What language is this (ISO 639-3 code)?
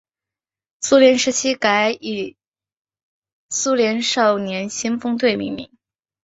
zho